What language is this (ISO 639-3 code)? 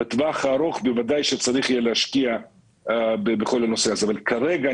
heb